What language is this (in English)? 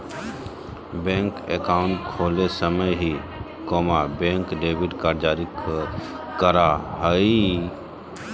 Magahi